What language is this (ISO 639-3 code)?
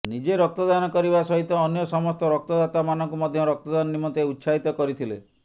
ori